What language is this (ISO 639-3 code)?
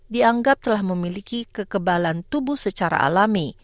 ind